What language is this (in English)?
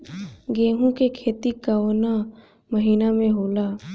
Bhojpuri